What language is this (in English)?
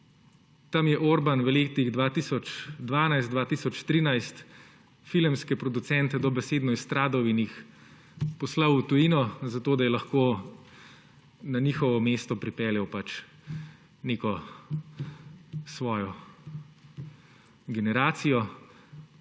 Slovenian